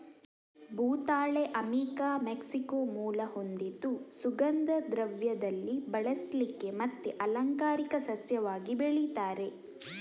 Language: Kannada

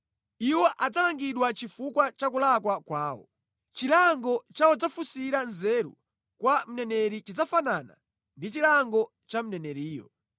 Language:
Nyanja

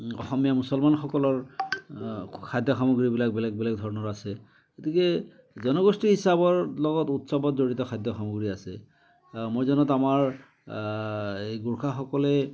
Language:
Assamese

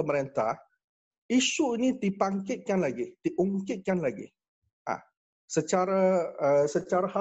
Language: Malay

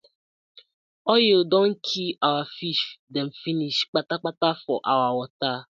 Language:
Nigerian Pidgin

